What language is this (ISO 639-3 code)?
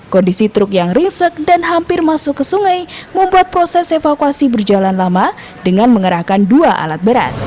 ind